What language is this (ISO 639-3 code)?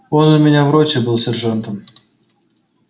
rus